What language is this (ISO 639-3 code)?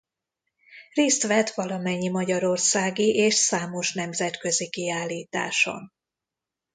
hun